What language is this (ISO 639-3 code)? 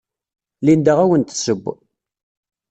kab